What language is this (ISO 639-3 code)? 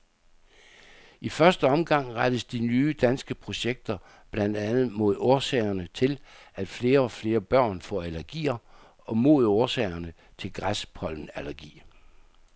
dan